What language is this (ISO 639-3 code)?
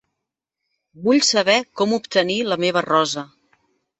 cat